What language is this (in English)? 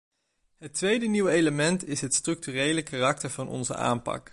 Dutch